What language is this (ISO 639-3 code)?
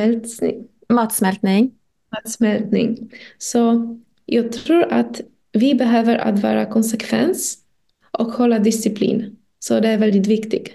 swe